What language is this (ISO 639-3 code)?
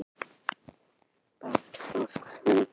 isl